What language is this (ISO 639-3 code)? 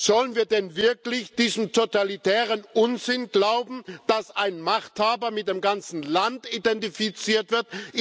deu